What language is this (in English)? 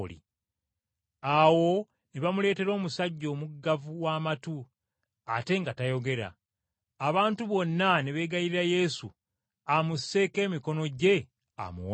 Ganda